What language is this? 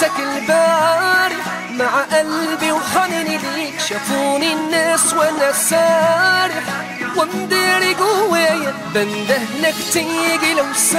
Arabic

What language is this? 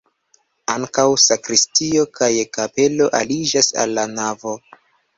Esperanto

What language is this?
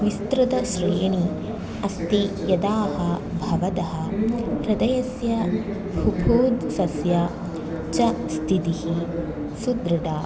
Sanskrit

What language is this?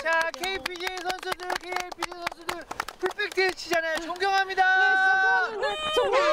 Korean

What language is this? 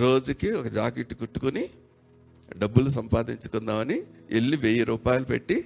Telugu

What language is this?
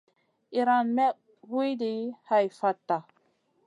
Masana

